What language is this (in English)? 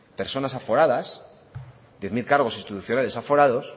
Spanish